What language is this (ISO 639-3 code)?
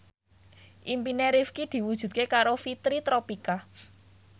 jav